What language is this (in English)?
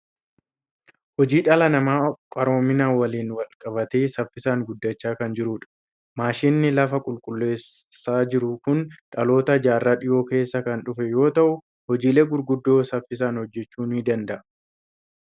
Oromo